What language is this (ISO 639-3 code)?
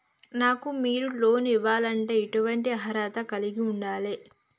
tel